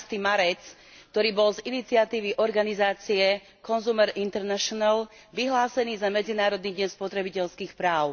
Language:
Slovak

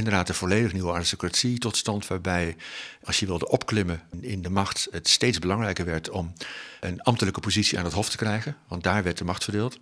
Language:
Dutch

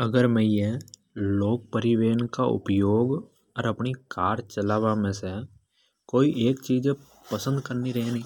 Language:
Hadothi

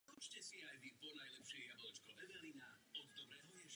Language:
Czech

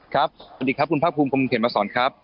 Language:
Thai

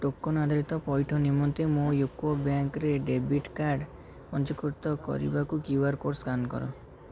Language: Odia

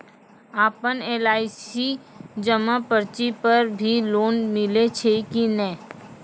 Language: Maithili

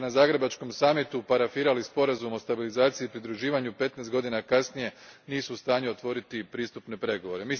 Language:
Croatian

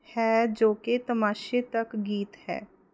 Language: Punjabi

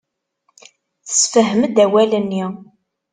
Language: Kabyle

